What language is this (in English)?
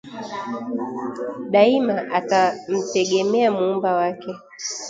Swahili